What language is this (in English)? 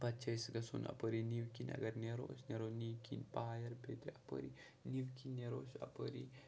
Kashmiri